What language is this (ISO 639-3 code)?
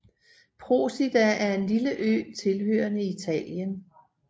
dan